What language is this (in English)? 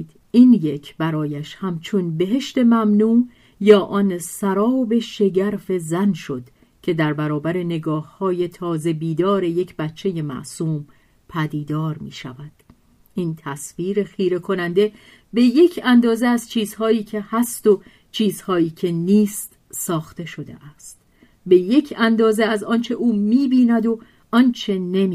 Persian